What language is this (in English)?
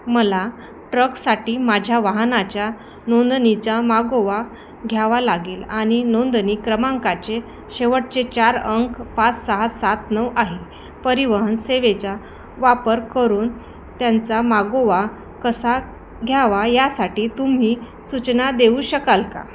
Marathi